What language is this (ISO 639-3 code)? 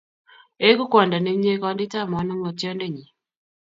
kln